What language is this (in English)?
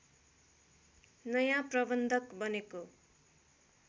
Nepali